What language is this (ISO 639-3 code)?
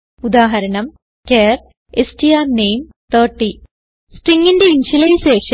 mal